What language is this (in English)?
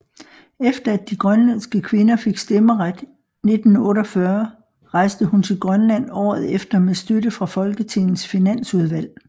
Danish